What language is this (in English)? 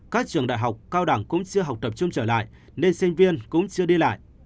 Vietnamese